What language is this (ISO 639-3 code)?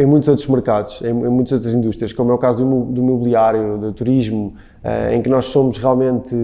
por